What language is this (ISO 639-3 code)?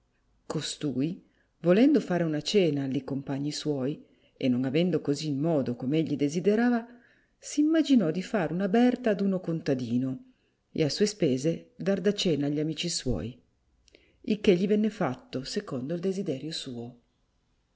ita